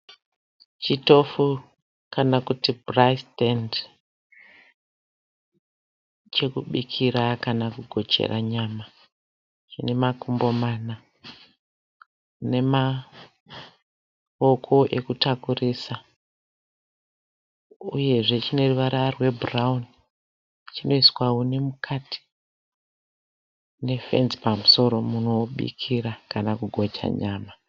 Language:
Shona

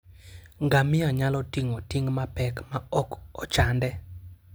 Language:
Luo (Kenya and Tanzania)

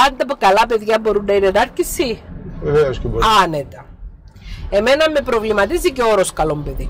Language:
Greek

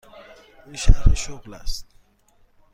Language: Persian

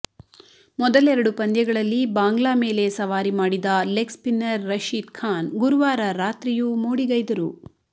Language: Kannada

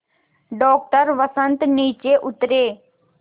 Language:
Hindi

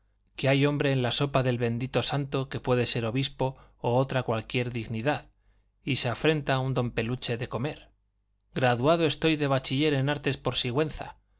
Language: Spanish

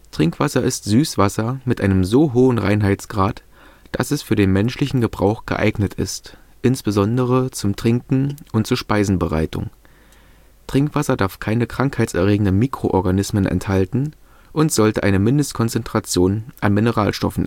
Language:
German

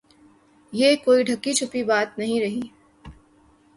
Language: Urdu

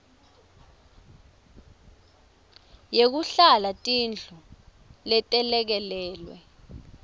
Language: Swati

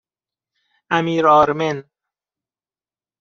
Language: Persian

